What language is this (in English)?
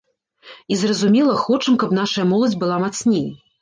Belarusian